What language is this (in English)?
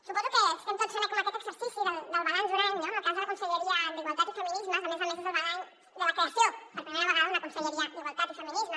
Catalan